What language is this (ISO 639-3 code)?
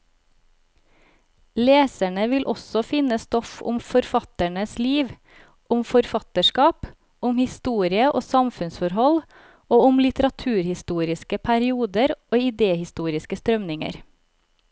nor